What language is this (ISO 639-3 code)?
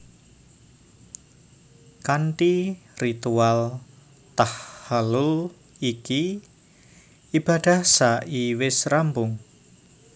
jav